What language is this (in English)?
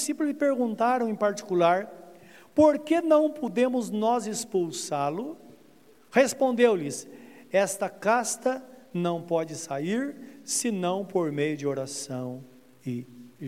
Portuguese